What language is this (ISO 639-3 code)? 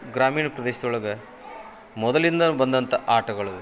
kan